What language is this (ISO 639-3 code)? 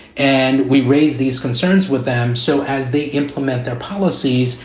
eng